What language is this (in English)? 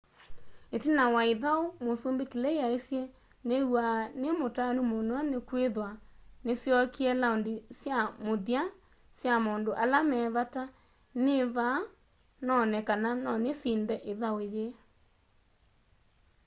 Kamba